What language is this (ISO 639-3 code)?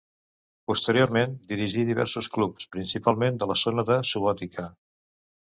cat